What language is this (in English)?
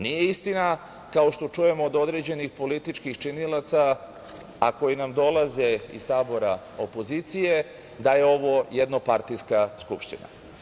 Serbian